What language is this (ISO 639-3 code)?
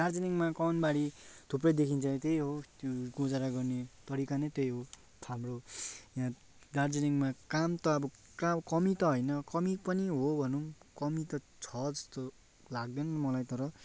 nep